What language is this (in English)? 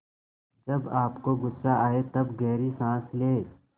Hindi